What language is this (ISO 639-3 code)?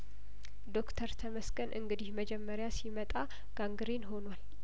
amh